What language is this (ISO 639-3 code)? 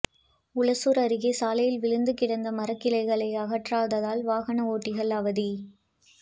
tam